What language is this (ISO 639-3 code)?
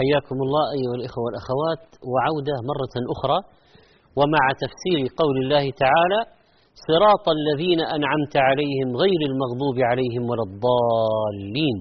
ara